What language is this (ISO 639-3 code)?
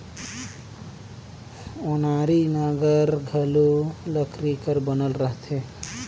hne